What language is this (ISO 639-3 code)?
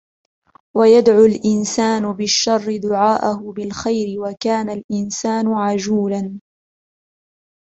ara